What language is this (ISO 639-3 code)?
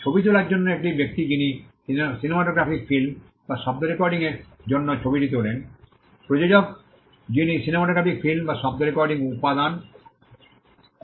ben